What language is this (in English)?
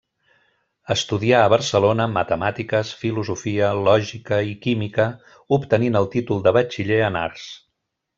Catalan